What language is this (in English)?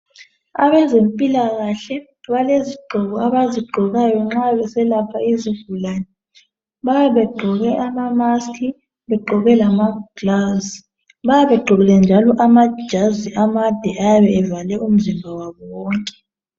North Ndebele